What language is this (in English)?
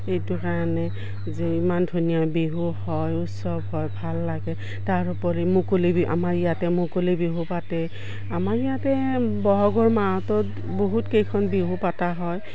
Assamese